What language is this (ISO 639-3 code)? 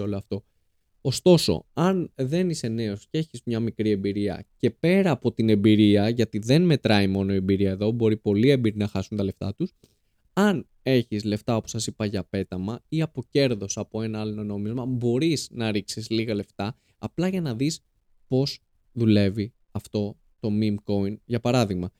ell